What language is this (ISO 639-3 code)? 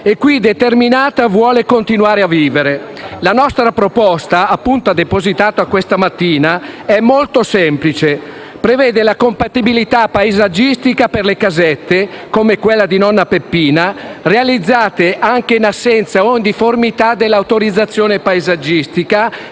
ita